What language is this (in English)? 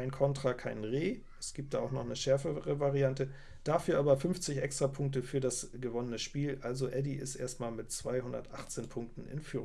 German